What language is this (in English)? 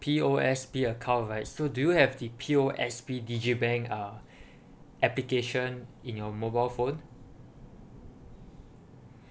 English